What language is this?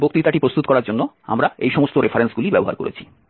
Bangla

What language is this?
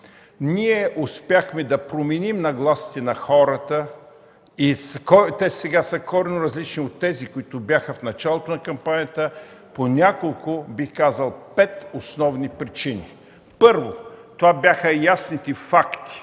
Bulgarian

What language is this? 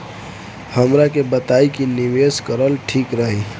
Bhojpuri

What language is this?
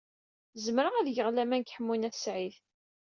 Kabyle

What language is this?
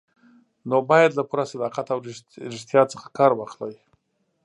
Pashto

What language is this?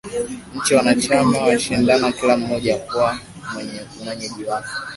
Swahili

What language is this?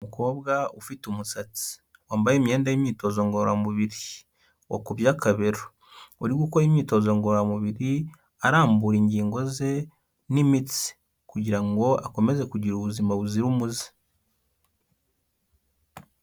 Kinyarwanda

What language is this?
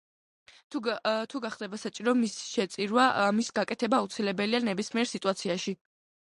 Georgian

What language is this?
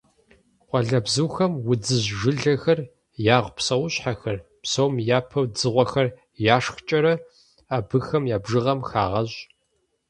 Kabardian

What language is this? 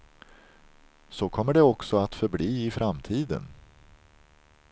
Swedish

